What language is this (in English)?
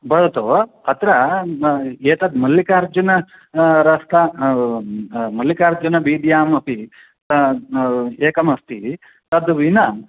Sanskrit